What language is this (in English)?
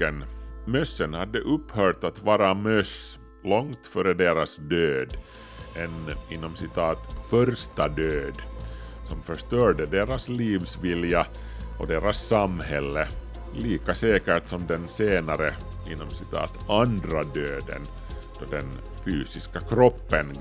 Swedish